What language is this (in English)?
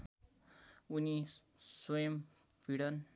Nepali